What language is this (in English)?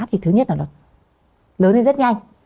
Vietnamese